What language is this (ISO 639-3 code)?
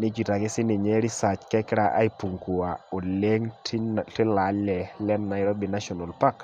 mas